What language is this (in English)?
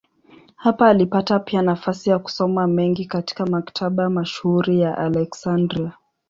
Swahili